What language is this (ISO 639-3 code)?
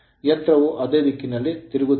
kan